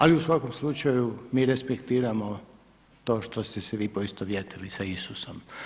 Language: Croatian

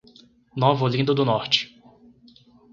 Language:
Portuguese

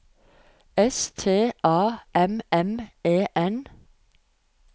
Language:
Norwegian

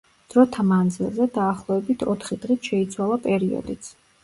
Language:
Georgian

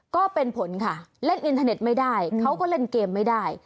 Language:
Thai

